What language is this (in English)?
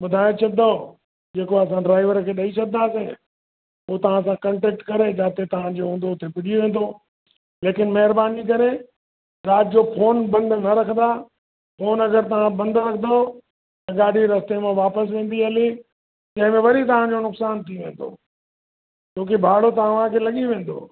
Sindhi